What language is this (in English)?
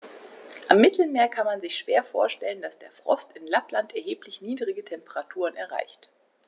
German